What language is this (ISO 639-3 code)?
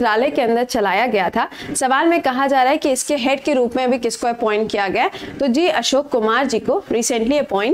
hin